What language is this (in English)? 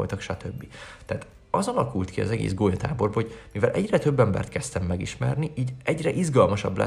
Hungarian